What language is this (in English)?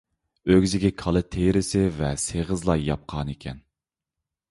Uyghur